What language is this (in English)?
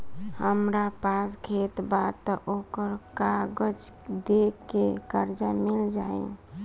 Bhojpuri